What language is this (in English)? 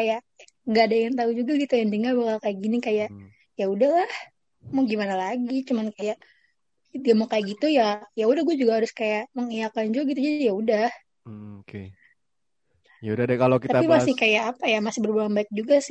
Indonesian